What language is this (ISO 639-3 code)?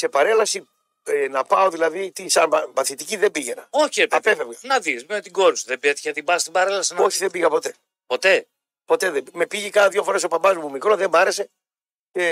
ell